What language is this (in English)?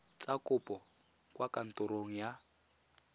Tswana